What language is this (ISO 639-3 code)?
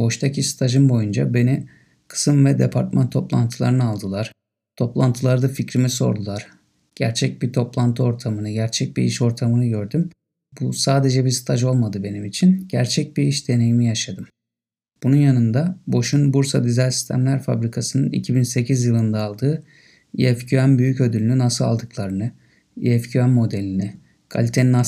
tur